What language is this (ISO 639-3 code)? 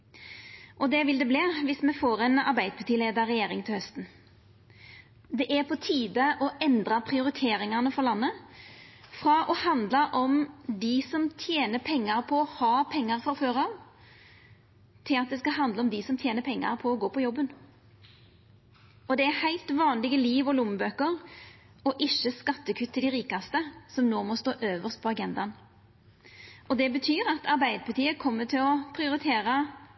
nno